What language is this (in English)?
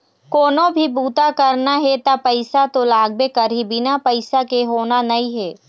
Chhattisgarhi